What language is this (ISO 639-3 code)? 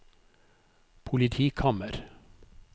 nor